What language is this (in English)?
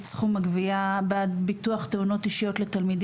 Hebrew